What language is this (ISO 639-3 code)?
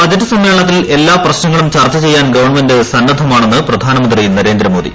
mal